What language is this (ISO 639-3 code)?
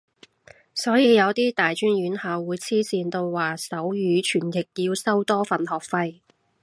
yue